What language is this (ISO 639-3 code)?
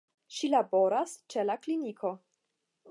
epo